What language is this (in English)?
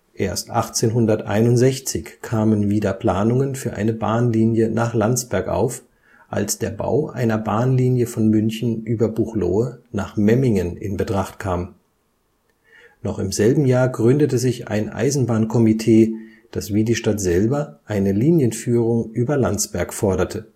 German